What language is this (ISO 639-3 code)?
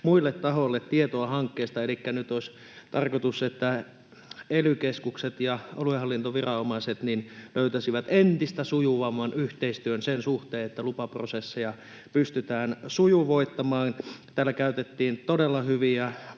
fin